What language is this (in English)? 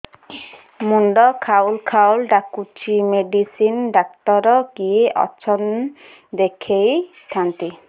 Odia